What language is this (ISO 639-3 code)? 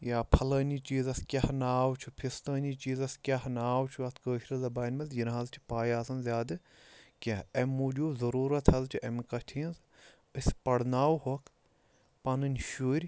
kas